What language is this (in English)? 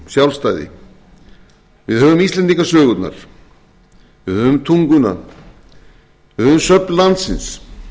Icelandic